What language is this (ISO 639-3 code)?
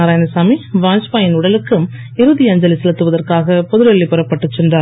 tam